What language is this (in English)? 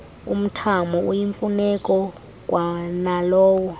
Xhosa